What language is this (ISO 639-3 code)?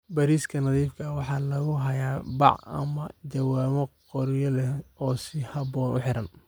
som